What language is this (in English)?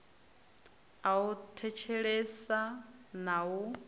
Venda